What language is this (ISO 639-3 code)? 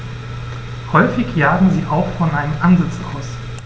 deu